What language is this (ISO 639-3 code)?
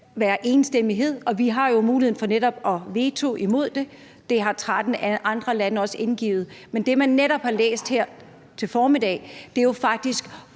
dan